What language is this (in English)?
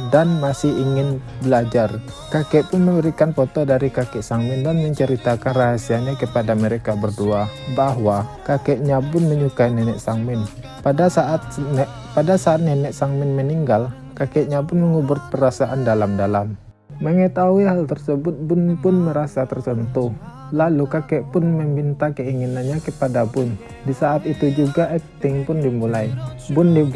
Indonesian